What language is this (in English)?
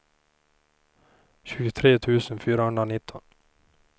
Swedish